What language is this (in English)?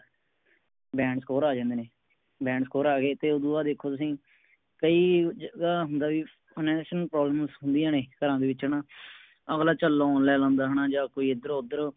Punjabi